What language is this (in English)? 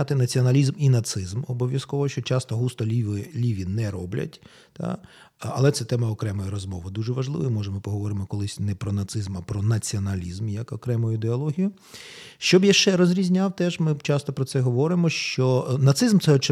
Ukrainian